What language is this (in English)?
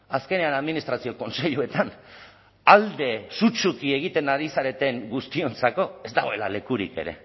Basque